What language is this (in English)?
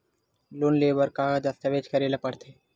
Chhattisgarhi